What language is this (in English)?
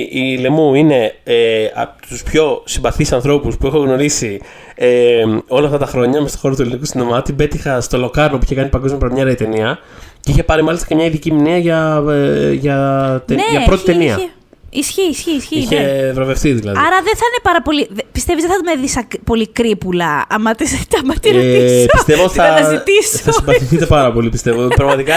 Greek